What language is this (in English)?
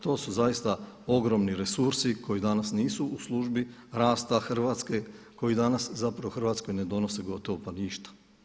Croatian